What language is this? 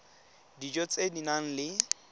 Tswana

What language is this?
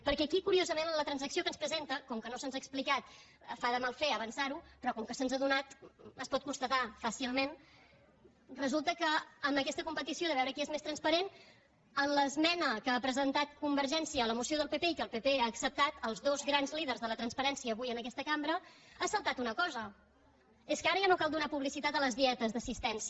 Catalan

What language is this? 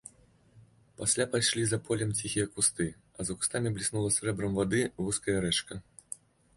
Belarusian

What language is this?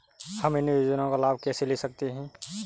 Hindi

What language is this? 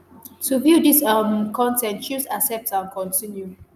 Nigerian Pidgin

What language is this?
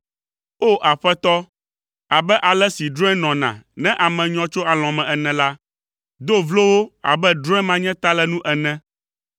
Ewe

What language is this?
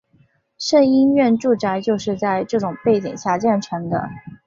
Chinese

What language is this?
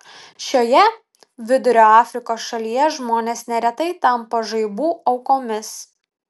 Lithuanian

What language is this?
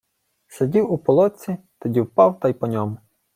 Ukrainian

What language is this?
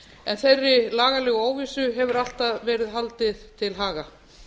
Icelandic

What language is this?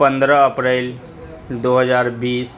Urdu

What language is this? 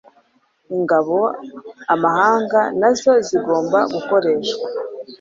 Kinyarwanda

